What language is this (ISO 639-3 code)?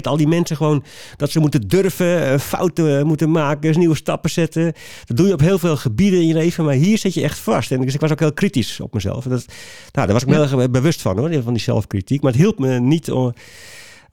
nld